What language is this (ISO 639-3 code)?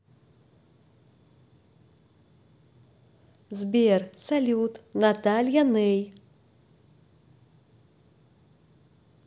rus